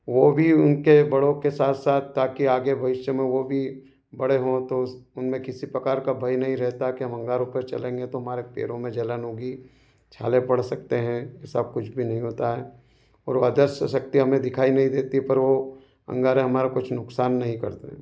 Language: Hindi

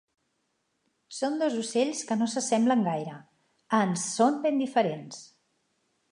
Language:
Catalan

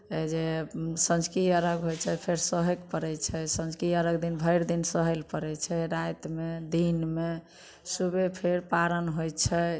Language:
Maithili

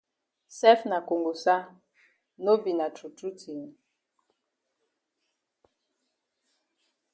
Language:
Cameroon Pidgin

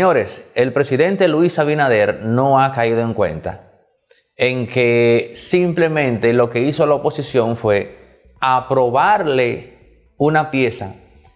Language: Spanish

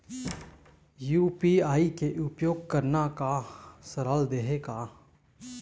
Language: Chhattisgarhi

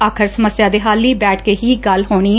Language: Punjabi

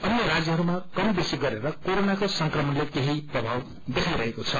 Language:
Nepali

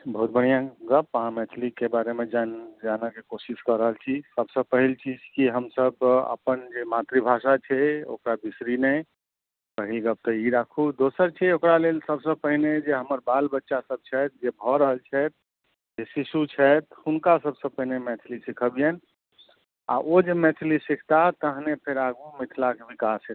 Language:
Maithili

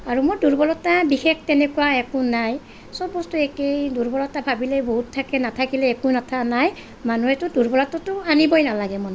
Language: Assamese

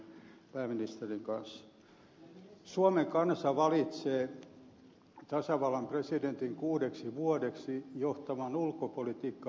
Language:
Finnish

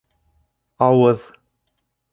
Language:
Bashkir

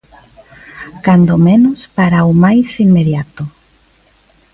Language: Galician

